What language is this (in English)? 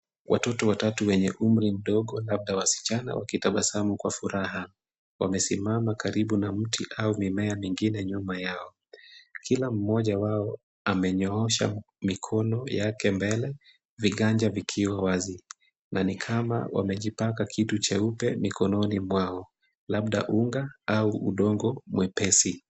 Swahili